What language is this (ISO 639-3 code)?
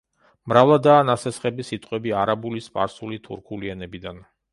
kat